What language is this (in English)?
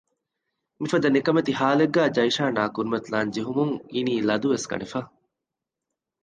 Divehi